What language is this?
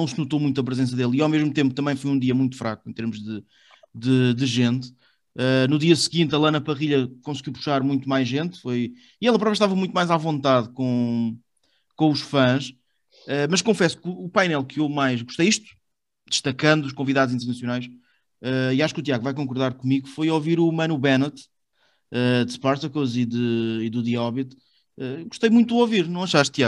Portuguese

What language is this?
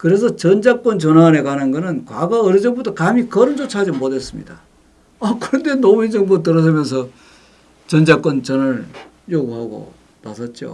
Korean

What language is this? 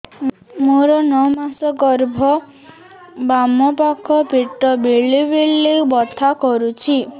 Odia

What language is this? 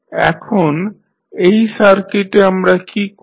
Bangla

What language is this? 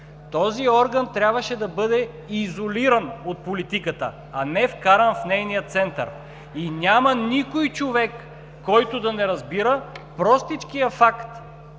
Bulgarian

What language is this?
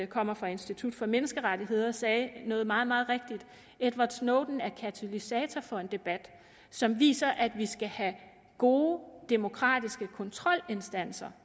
Danish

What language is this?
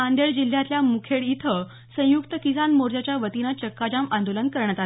Marathi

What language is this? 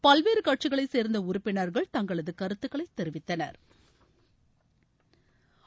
Tamil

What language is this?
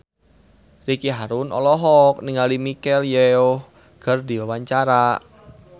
Sundanese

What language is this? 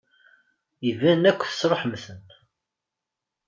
Kabyle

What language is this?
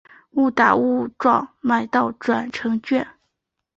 Chinese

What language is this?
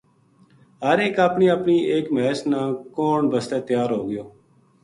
Gujari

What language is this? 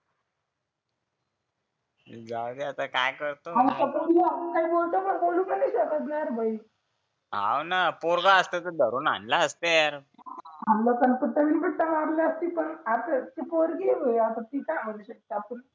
Marathi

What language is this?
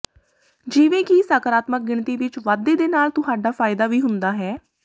Punjabi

